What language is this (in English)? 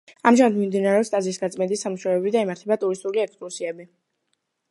Georgian